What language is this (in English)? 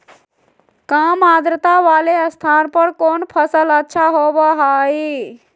Magahi